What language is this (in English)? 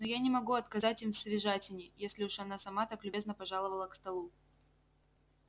Russian